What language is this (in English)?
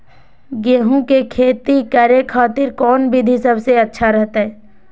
Magahi